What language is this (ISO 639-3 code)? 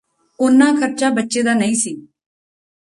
pan